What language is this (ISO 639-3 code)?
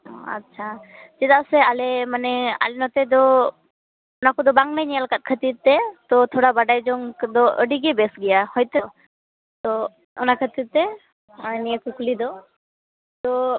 sat